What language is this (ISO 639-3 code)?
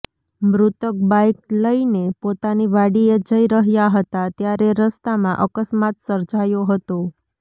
guj